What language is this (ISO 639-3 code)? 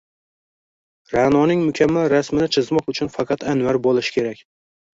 uzb